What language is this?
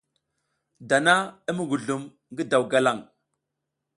South Giziga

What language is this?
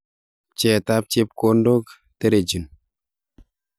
Kalenjin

